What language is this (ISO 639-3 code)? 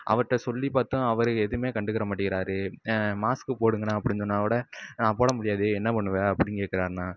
tam